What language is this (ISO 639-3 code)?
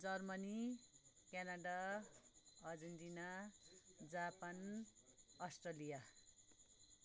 nep